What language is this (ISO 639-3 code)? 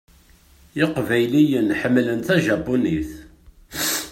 kab